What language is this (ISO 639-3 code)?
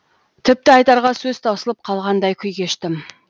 kaz